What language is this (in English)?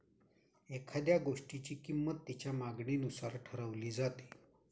Marathi